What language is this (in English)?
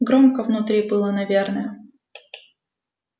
Russian